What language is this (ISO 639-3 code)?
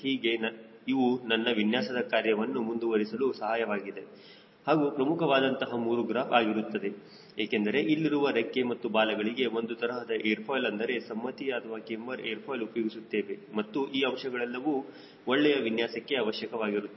kan